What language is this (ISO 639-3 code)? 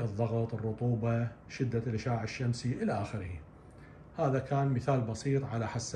ara